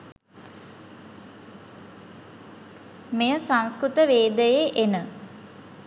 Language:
Sinhala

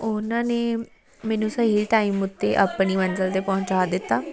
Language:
Punjabi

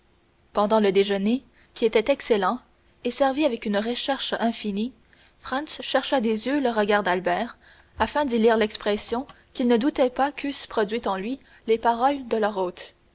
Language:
French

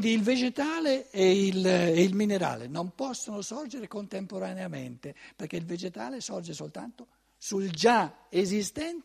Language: Italian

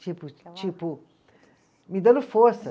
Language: Portuguese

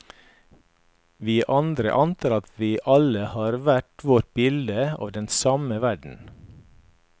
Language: Norwegian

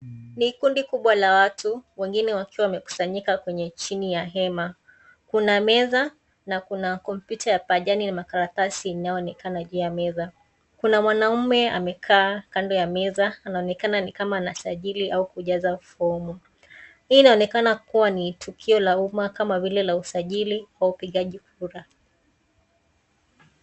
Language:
Swahili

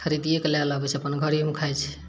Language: Maithili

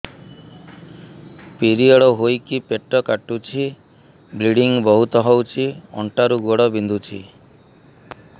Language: Odia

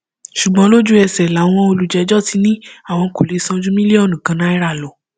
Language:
Yoruba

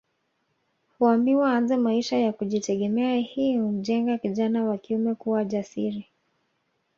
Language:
Swahili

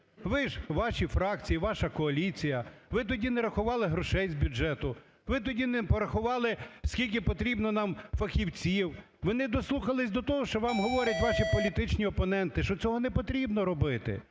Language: Ukrainian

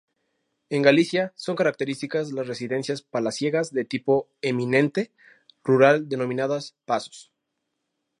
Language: Spanish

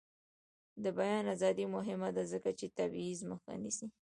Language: Pashto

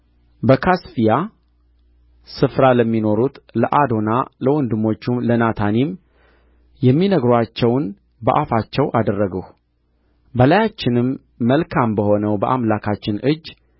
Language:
Amharic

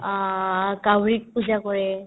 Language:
Assamese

